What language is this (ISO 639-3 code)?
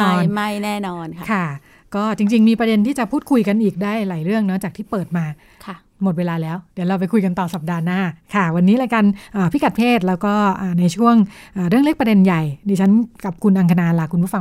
tha